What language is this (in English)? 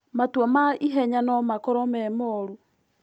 Kikuyu